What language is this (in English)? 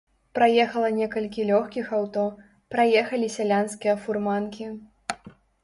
Belarusian